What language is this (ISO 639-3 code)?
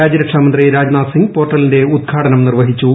mal